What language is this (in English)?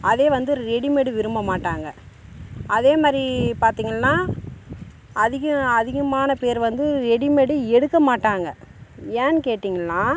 Tamil